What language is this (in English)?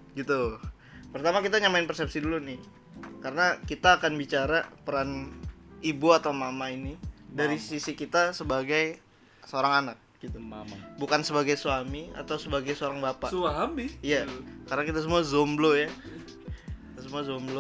Indonesian